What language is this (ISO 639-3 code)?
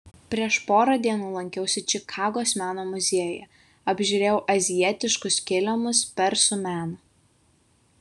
lit